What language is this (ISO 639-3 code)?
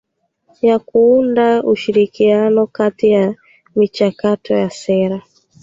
swa